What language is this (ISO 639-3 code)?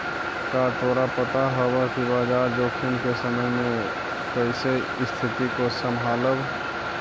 mag